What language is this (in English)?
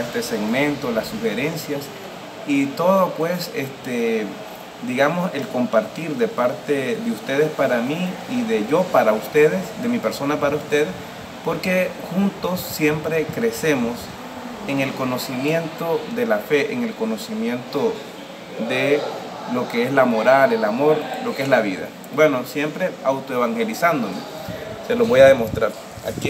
Spanish